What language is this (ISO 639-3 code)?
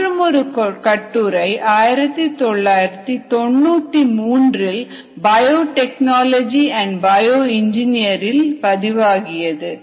tam